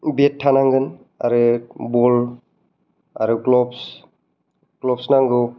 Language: Bodo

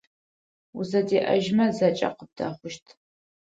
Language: Adyghe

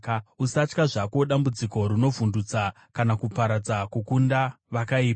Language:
Shona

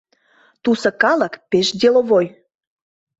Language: Mari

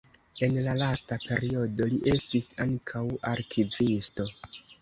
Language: Esperanto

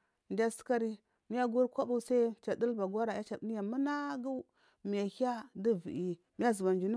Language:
Marghi South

